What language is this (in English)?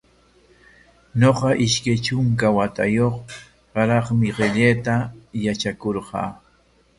Corongo Ancash Quechua